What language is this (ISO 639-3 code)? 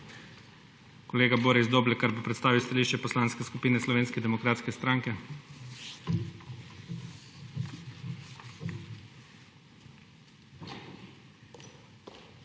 slv